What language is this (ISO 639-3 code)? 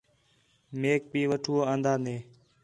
xhe